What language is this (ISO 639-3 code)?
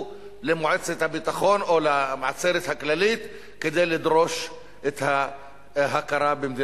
heb